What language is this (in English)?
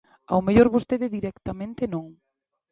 Galician